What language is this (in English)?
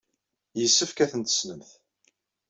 Kabyle